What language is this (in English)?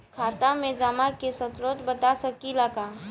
Bhojpuri